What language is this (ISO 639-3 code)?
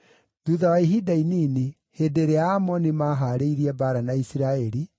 kik